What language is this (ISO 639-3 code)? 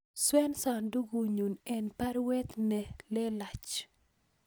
kln